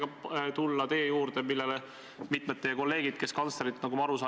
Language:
Estonian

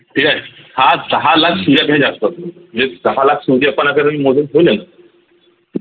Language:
Marathi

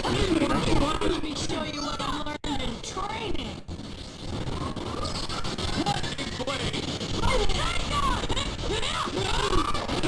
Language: Indonesian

